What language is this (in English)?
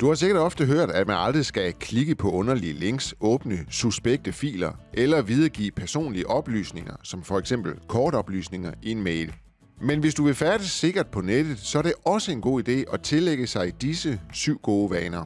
Danish